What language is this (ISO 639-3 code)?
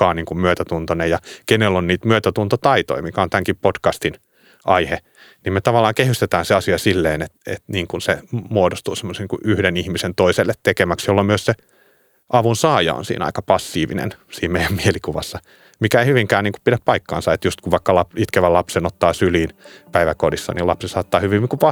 fin